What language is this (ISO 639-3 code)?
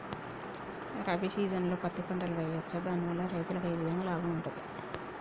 tel